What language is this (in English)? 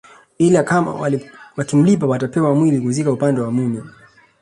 Swahili